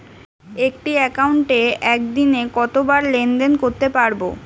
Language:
Bangla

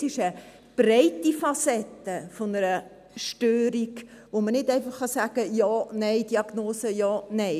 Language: Swiss German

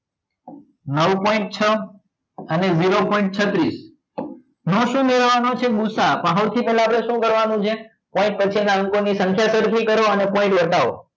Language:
Gujarati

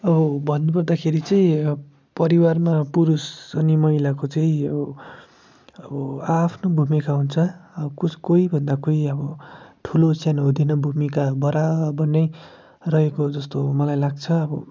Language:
Nepali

